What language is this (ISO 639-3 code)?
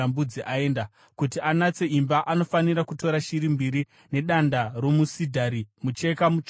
sna